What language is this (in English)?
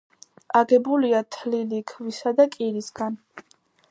Georgian